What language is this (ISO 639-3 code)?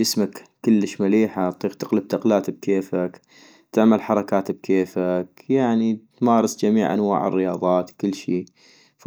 ayp